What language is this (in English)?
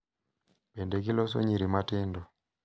Luo (Kenya and Tanzania)